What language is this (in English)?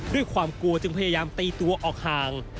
Thai